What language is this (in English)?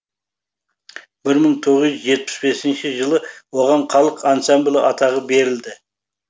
Kazakh